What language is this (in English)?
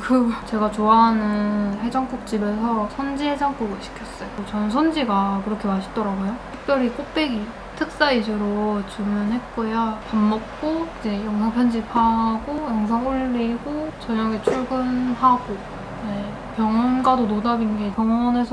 Korean